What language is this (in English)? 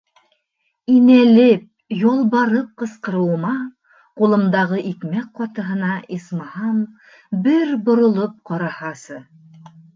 Bashkir